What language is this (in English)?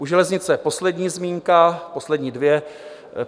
Czech